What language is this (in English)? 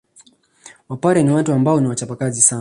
Swahili